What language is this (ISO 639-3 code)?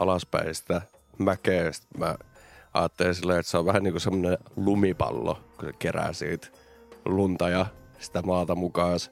fin